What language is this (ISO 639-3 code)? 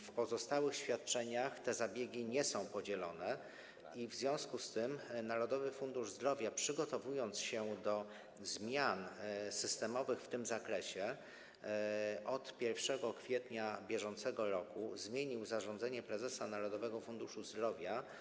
pol